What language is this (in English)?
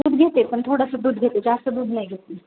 Marathi